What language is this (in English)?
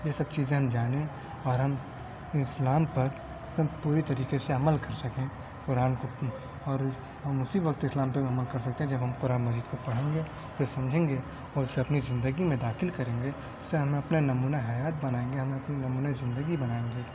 Urdu